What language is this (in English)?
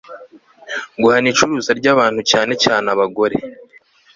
Kinyarwanda